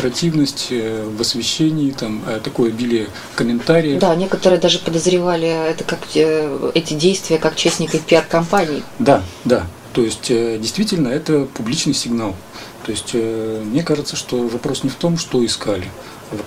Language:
Russian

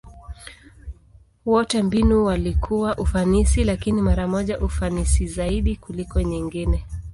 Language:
Swahili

